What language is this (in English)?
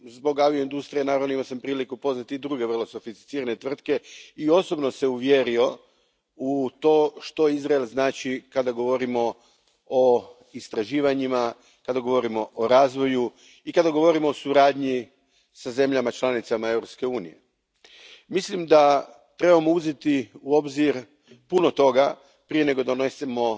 Croatian